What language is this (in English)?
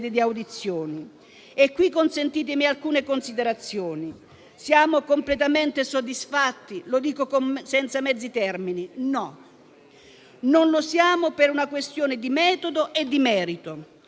Italian